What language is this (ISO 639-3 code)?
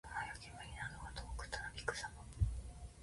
jpn